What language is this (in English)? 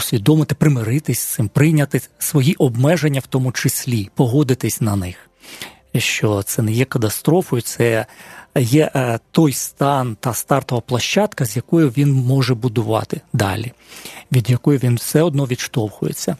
Ukrainian